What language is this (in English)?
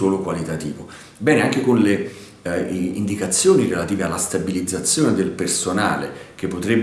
Italian